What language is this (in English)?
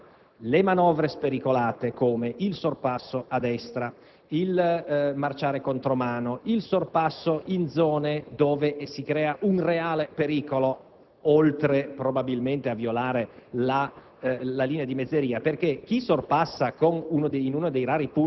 Italian